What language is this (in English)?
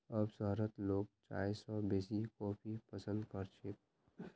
Magahi